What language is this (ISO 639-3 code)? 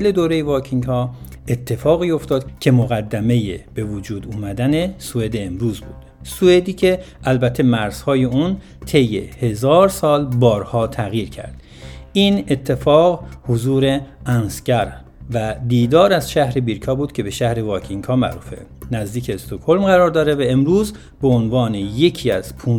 fas